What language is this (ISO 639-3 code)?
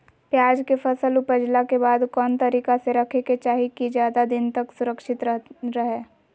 mag